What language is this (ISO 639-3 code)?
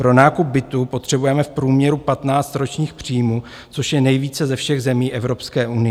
ces